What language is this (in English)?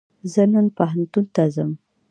Pashto